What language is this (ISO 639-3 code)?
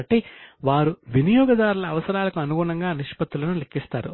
tel